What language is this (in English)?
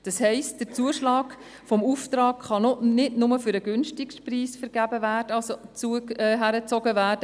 Swiss German